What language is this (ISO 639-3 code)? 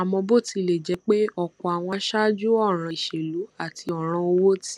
yor